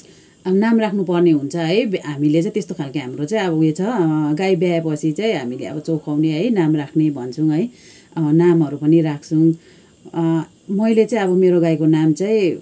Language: Nepali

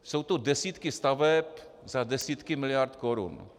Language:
Czech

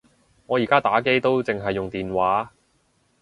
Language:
Cantonese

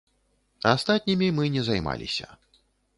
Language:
Belarusian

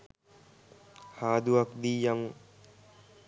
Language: Sinhala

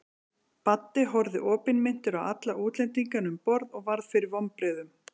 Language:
Icelandic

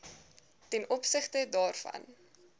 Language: Afrikaans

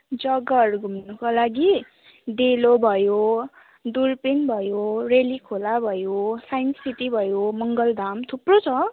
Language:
Nepali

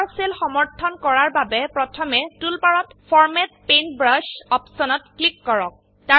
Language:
Assamese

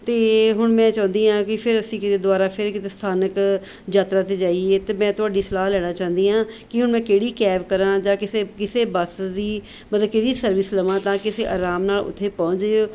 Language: Punjabi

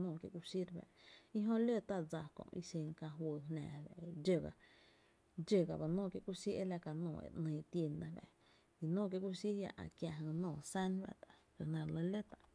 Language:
Tepinapa Chinantec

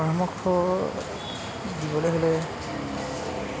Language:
Assamese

